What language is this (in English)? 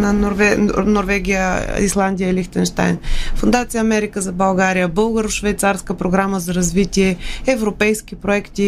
Bulgarian